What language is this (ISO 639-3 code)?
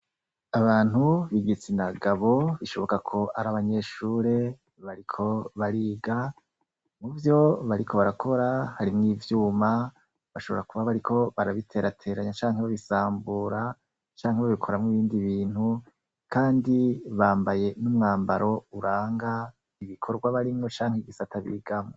run